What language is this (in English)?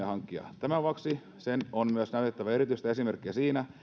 Finnish